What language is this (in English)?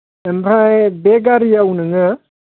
Bodo